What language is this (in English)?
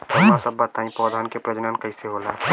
Bhojpuri